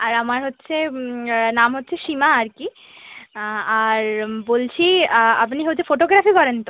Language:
Bangla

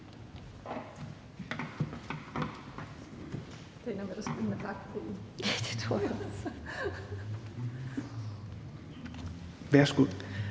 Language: Danish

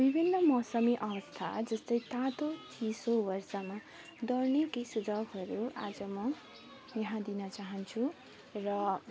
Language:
Nepali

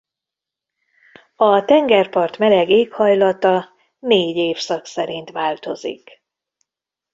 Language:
Hungarian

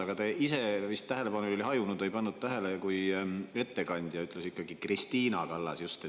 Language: Estonian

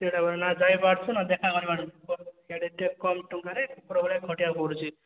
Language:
Odia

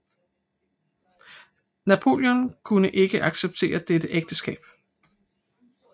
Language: Danish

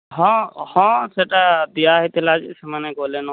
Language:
Odia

